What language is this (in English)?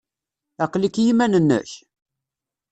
Kabyle